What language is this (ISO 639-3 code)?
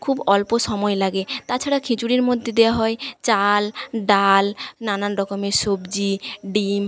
ben